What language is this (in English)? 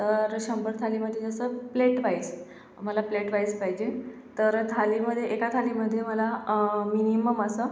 Marathi